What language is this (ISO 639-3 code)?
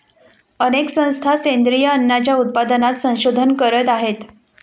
mar